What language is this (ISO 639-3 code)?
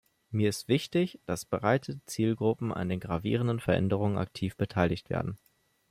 deu